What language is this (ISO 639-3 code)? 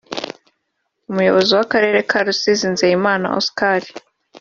kin